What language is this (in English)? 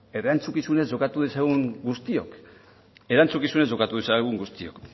Basque